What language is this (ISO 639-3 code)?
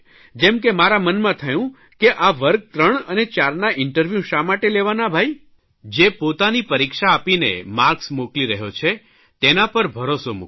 guj